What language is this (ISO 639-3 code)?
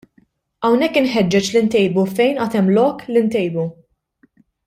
mlt